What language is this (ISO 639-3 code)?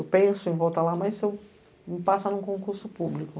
por